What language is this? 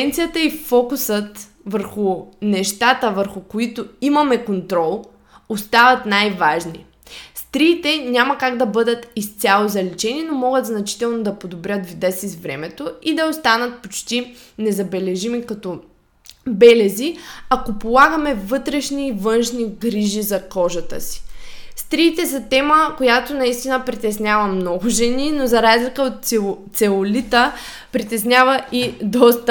Bulgarian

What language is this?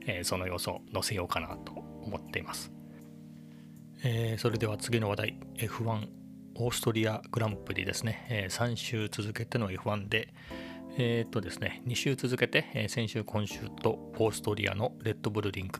Japanese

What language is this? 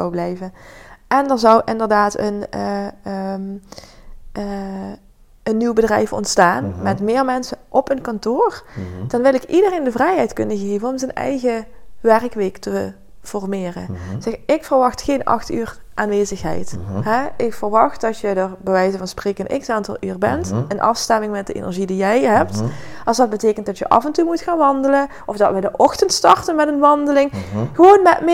Dutch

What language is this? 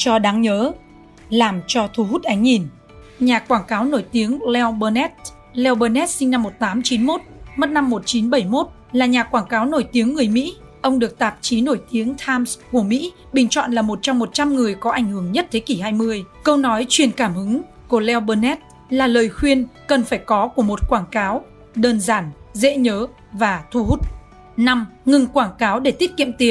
Vietnamese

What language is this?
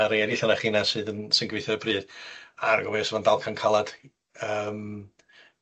Welsh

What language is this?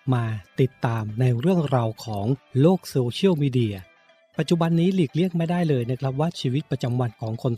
Thai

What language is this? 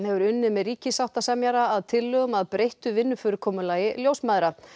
Icelandic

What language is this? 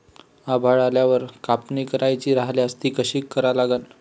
Marathi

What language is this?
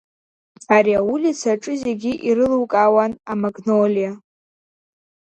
Abkhazian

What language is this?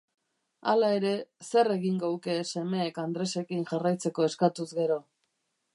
Basque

